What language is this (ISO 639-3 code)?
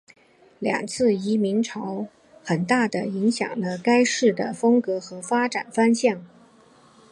zho